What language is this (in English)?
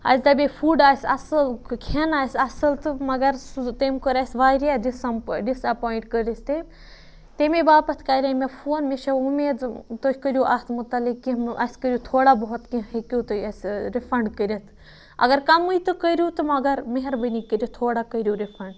Kashmiri